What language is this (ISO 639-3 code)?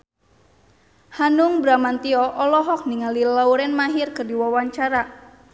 sun